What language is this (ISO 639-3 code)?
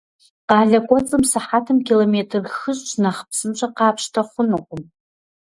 kbd